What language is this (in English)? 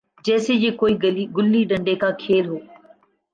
Urdu